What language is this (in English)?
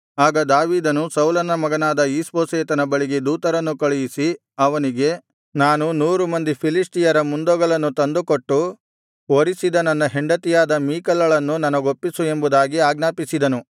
Kannada